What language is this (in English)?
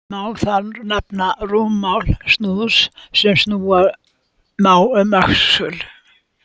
Icelandic